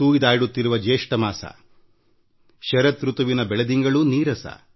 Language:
Kannada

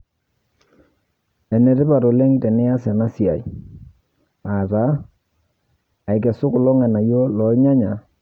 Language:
Masai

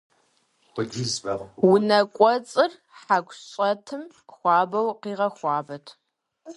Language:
Kabardian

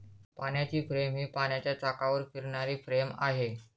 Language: Marathi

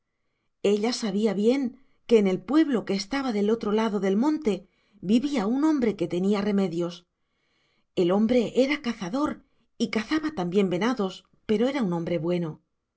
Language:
Spanish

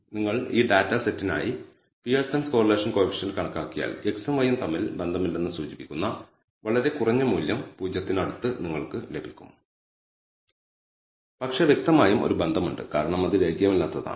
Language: Malayalam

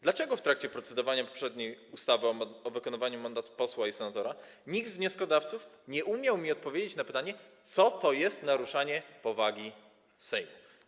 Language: Polish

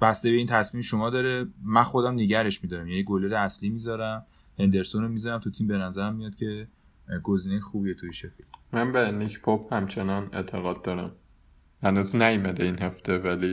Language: Persian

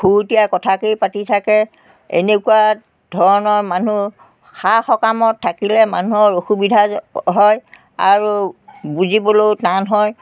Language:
Assamese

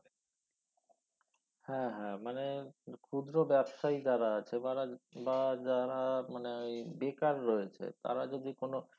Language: Bangla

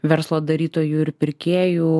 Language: Lithuanian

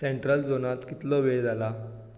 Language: Konkani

